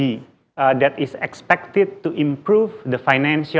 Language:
Indonesian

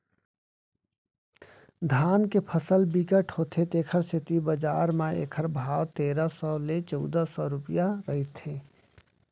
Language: Chhattisgarhi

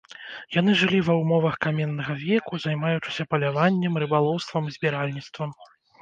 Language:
Belarusian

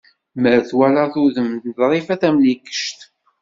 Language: Kabyle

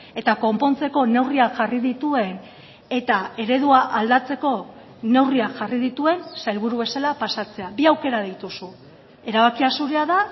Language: Basque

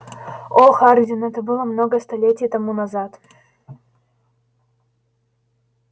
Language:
Russian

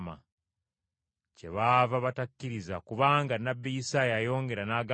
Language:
Ganda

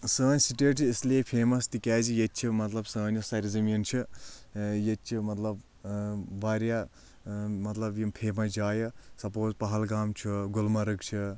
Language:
Kashmiri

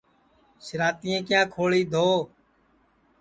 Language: Sansi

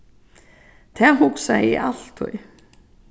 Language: Faroese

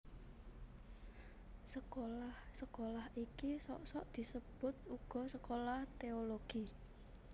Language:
Javanese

